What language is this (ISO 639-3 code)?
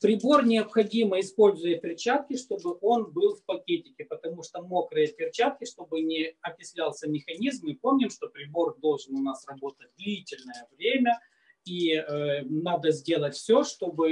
rus